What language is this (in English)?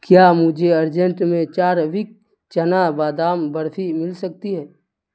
Urdu